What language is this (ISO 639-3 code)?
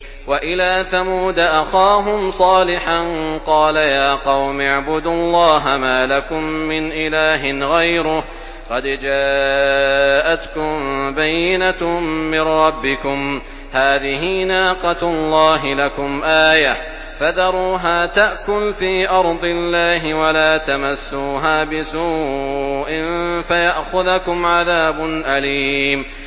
ara